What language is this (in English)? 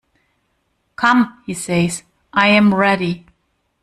English